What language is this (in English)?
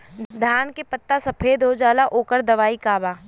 Bhojpuri